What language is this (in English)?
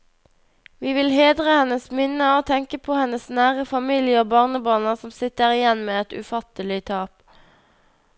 Norwegian